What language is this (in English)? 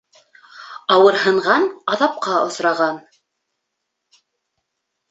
Bashkir